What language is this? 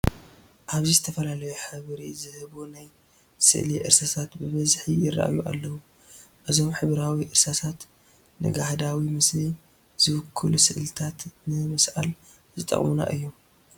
Tigrinya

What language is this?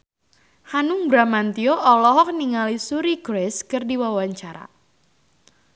Sundanese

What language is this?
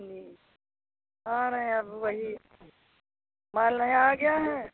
Hindi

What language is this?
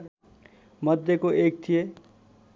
Nepali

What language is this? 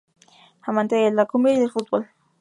Spanish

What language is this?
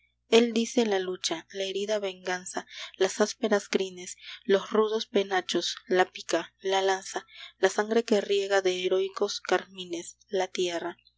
Spanish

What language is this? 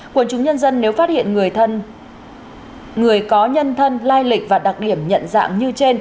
Vietnamese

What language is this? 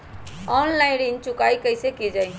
Magahi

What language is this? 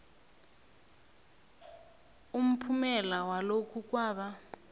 South Ndebele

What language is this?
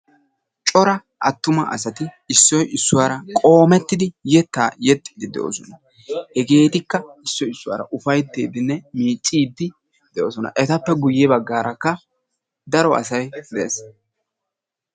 Wolaytta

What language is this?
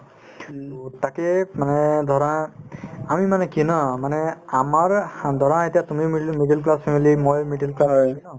Assamese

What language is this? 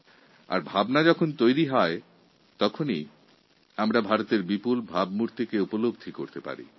Bangla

